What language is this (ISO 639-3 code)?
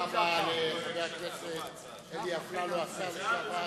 heb